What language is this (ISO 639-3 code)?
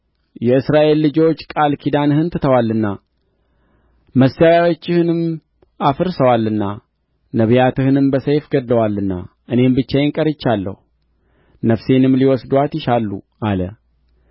amh